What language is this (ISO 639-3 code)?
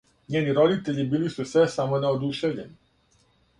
srp